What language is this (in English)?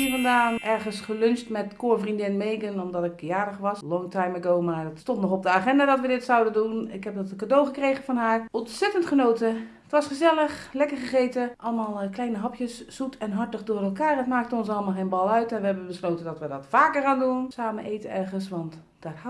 Dutch